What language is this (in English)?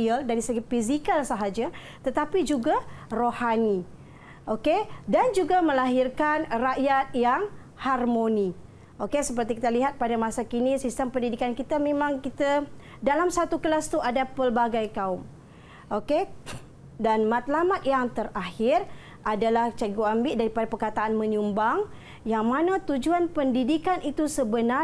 Malay